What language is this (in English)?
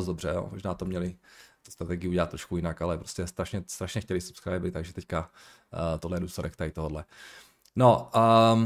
Czech